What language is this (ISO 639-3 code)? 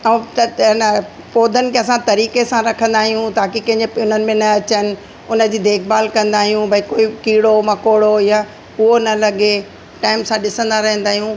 snd